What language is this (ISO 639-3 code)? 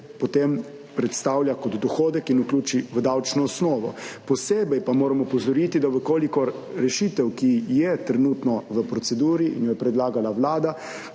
slv